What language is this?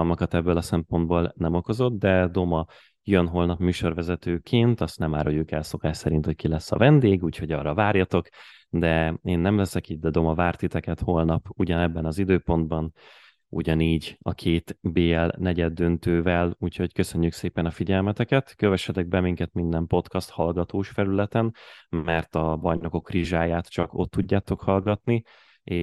Hungarian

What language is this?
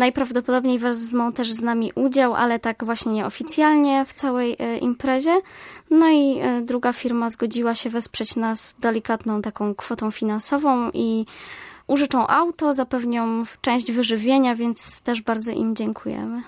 Polish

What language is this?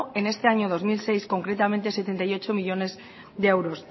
Spanish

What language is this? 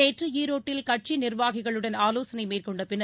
Tamil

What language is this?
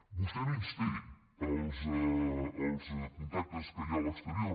Catalan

